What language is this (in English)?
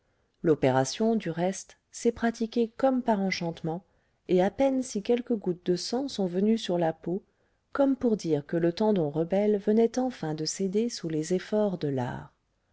French